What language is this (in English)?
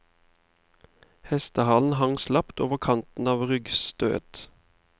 Norwegian